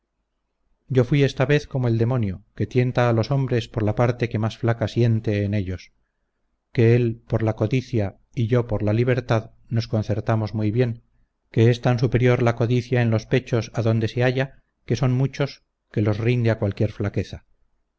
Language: Spanish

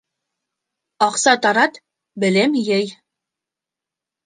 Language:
Bashkir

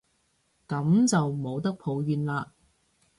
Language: Cantonese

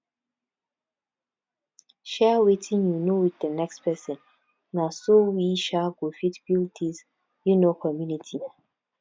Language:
Nigerian Pidgin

